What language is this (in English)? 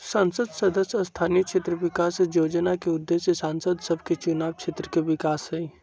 Magahi